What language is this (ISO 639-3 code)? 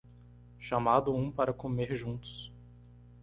por